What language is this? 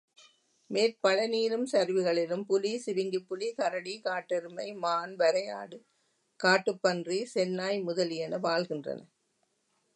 Tamil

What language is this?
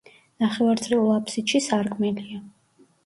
Georgian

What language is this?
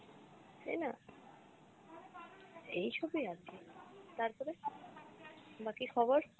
Bangla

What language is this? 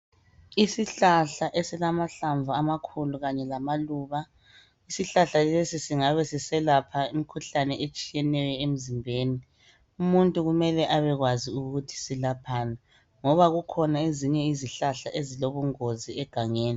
North Ndebele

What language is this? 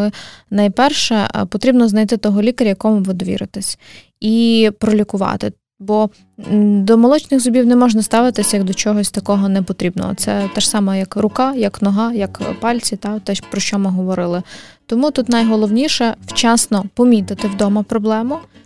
Ukrainian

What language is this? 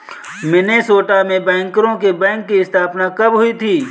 Hindi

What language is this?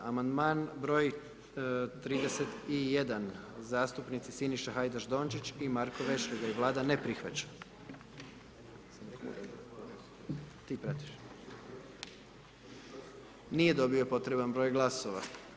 Croatian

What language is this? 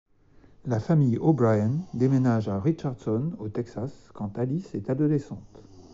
French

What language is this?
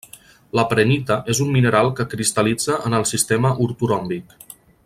Catalan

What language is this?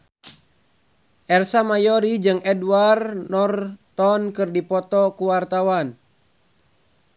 Sundanese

